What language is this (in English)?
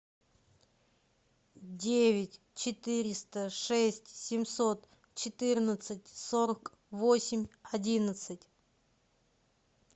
Russian